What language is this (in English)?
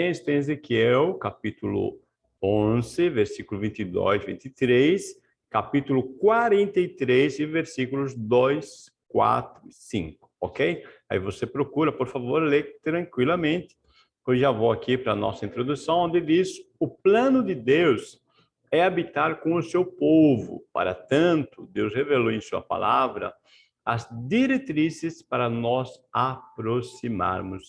Portuguese